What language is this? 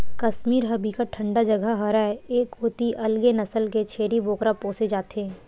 Chhattisgarhi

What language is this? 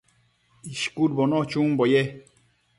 Matsés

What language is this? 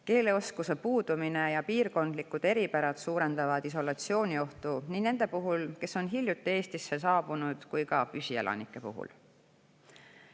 Estonian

